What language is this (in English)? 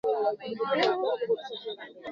Swahili